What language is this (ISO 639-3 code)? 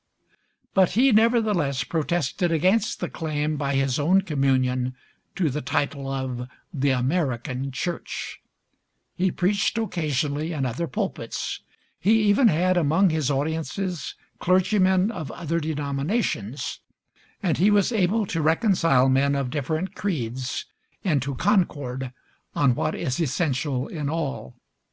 eng